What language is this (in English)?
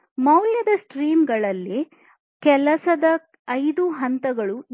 Kannada